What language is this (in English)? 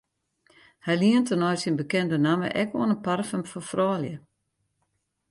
Western Frisian